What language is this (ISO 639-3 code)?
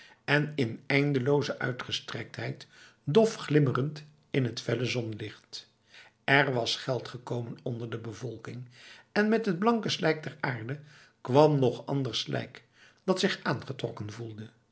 nld